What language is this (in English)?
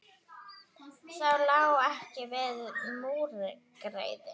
Icelandic